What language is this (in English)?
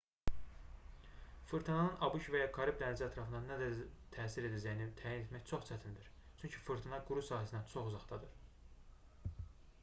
Azerbaijani